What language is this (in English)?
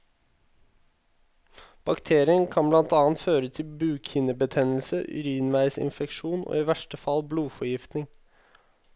Norwegian